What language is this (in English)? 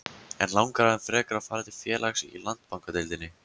Icelandic